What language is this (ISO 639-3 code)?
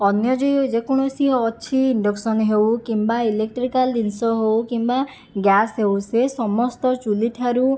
ori